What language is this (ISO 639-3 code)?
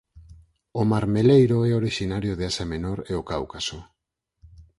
glg